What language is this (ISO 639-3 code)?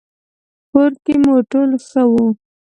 pus